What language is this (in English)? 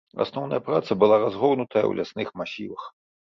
Belarusian